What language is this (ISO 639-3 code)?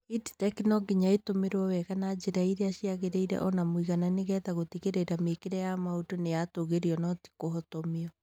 kik